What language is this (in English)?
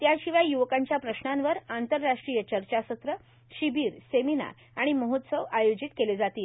Marathi